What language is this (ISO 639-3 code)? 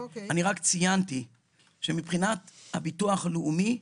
heb